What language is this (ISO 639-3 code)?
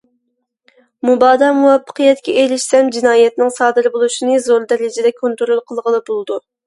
uig